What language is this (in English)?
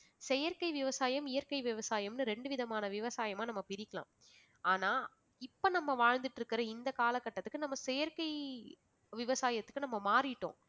Tamil